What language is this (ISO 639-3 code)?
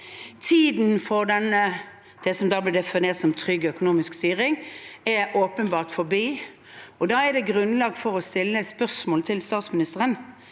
nor